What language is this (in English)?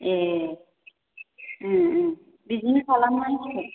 Bodo